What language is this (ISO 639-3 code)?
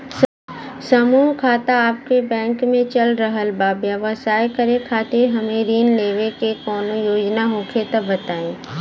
bho